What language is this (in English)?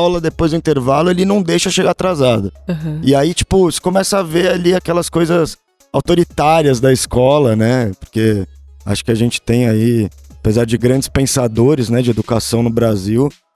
Portuguese